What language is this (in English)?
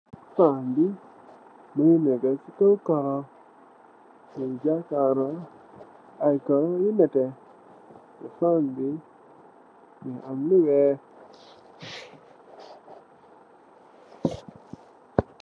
Wolof